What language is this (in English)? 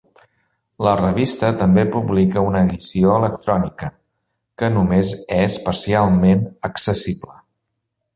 Catalan